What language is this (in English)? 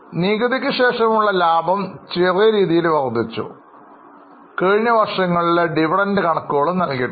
Malayalam